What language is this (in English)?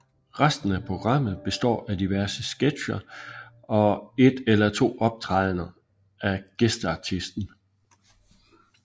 Danish